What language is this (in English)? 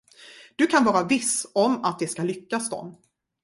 Swedish